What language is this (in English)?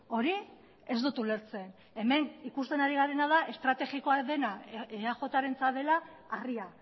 Basque